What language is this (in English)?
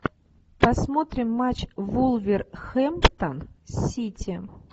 Russian